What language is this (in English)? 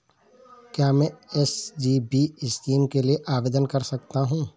Hindi